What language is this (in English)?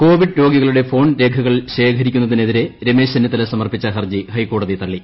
Malayalam